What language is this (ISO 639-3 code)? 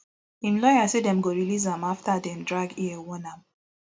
pcm